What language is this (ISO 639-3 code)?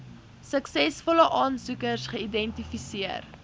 afr